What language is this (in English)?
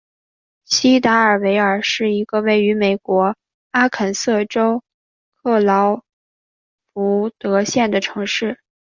Chinese